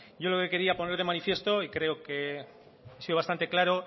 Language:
Spanish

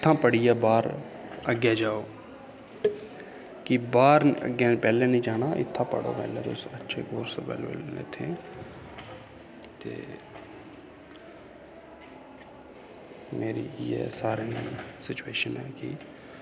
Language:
Dogri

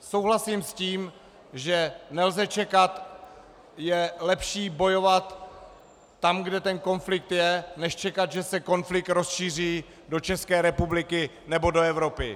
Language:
Czech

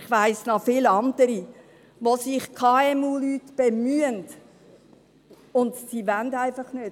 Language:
Swiss German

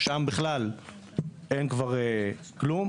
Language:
Hebrew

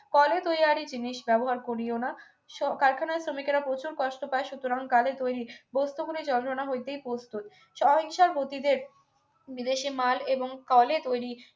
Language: Bangla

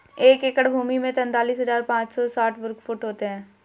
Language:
Hindi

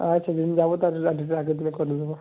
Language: Bangla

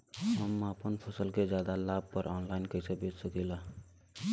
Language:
Bhojpuri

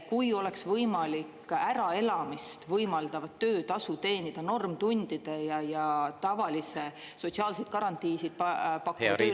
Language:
Estonian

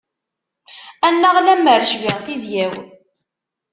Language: Kabyle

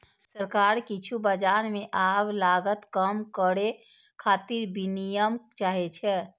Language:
Maithili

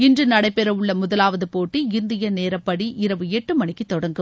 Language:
Tamil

